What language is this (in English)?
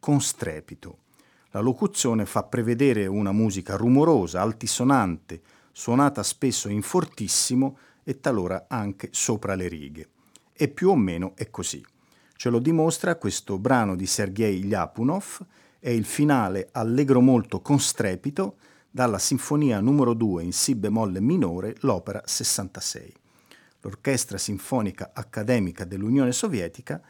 Italian